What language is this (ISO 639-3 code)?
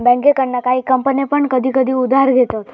mar